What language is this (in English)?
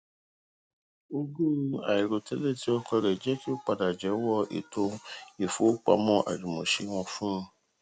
Yoruba